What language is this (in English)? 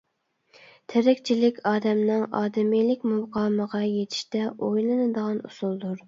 Uyghur